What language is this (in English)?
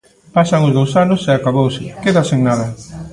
Galician